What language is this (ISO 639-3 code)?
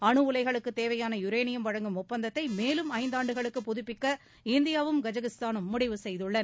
tam